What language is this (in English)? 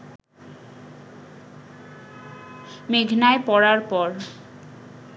Bangla